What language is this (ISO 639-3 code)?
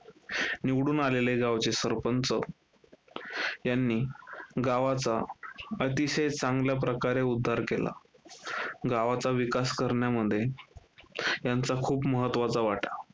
mar